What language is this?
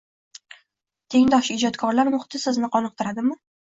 Uzbek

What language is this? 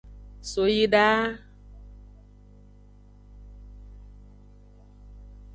Aja (Benin)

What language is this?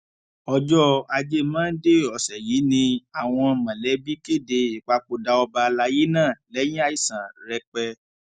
Yoruba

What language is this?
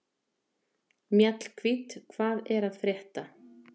Icelandic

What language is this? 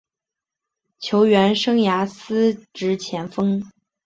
Chinese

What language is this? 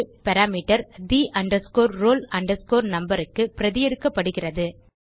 Tamil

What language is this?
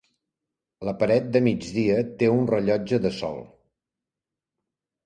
Catalan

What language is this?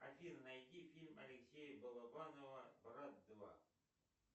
Russian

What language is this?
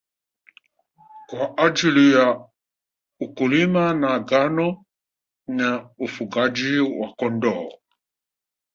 Swahili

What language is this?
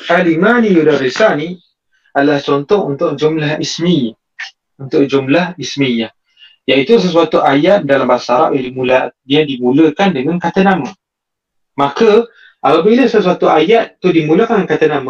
Malay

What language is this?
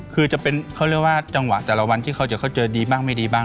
Thai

